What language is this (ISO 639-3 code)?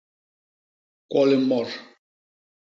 bas